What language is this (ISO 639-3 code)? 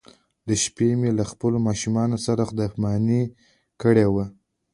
pus